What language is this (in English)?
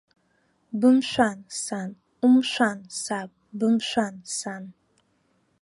Abkhazian